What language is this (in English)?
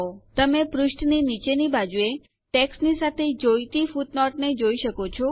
Gujarati